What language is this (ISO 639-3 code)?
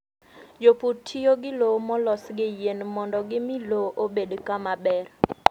luo